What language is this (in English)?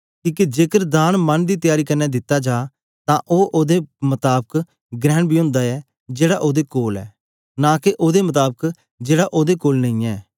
Dogri